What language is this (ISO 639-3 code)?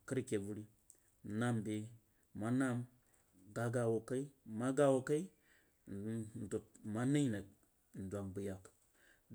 juo